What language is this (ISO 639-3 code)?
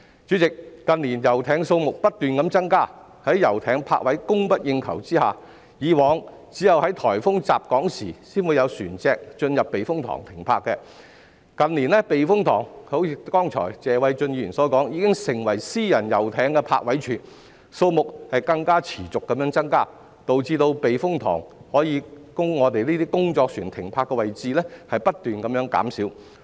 yue